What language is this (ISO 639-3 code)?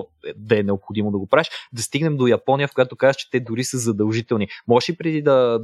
bul